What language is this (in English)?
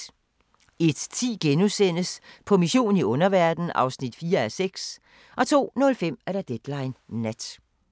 Danish